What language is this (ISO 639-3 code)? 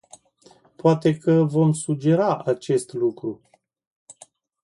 ron